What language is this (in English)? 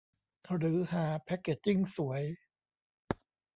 Thai